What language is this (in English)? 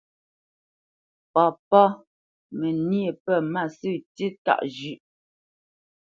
Bamenyam